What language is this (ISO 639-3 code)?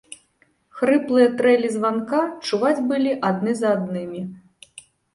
bel